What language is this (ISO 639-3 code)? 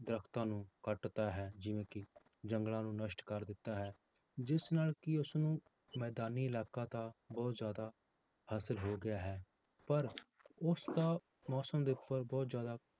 pan